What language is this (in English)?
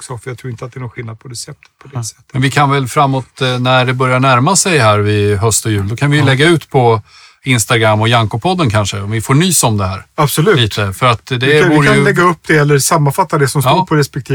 Swedish